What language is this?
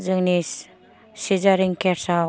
Bodo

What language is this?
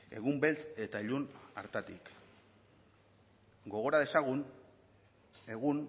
Basque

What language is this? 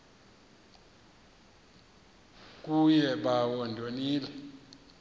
Xhosa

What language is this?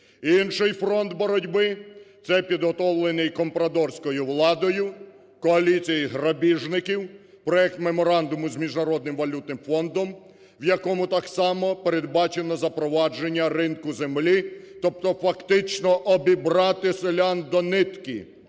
Ukrainian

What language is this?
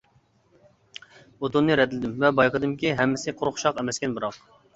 Uyghur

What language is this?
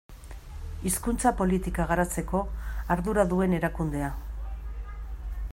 Basque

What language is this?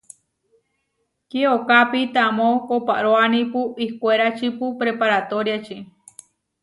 Huarijio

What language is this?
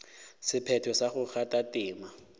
Northern Sotho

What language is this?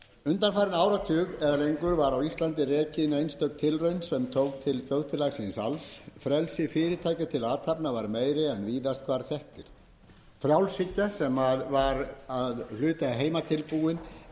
Icelandic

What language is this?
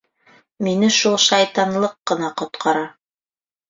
Bashkir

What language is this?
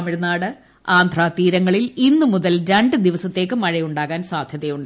Malayalam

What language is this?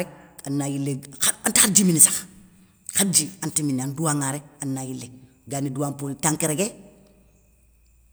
Soninke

